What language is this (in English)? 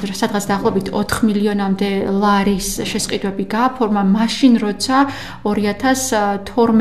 Romanian